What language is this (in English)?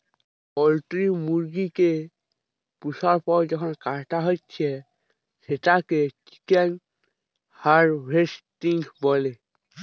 Bangla